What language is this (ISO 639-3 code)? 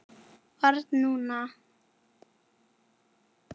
isl